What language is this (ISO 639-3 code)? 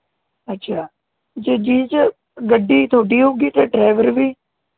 pan